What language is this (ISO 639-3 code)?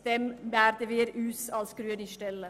gsw